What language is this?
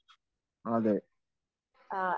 Malayalam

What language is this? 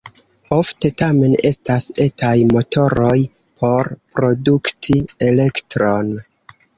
Esperanto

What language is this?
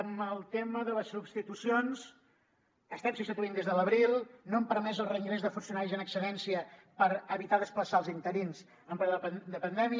Catalan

